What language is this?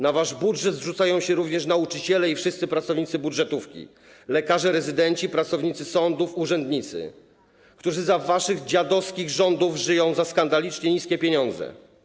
Polish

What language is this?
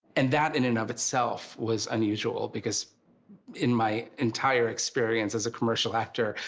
English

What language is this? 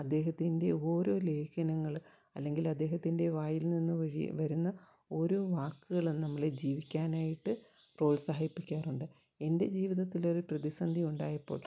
Malayalam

